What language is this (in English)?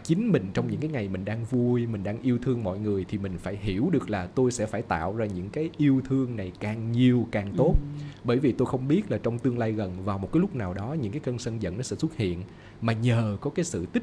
Vietnamese